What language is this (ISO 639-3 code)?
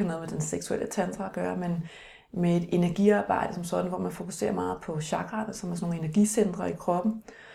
dan